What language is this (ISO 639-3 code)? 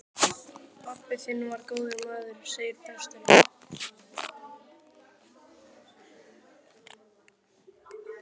isl